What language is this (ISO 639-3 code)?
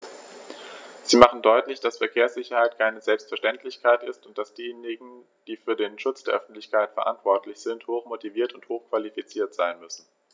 deu